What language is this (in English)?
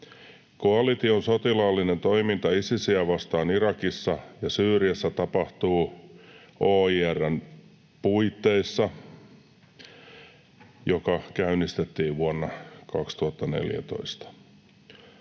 Finnish